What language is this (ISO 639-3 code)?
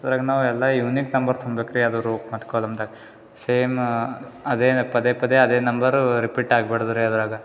kan